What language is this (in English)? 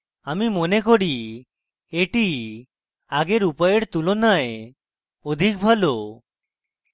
Bangla